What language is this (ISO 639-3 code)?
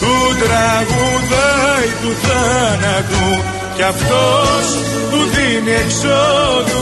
ell